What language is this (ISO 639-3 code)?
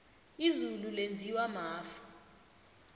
nbl